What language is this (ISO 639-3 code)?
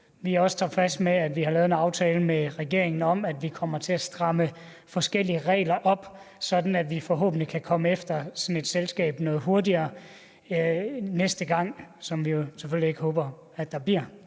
dan